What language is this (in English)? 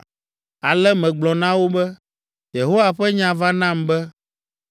Ewe